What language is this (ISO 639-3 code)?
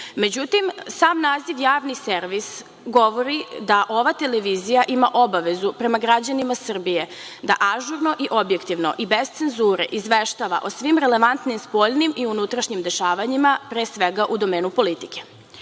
srp